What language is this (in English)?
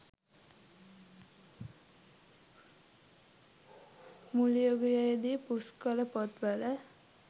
Sinhala